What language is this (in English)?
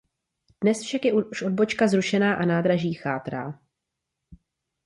Czech